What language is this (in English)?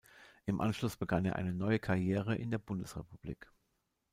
German